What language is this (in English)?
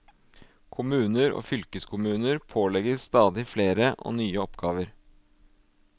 Norwegian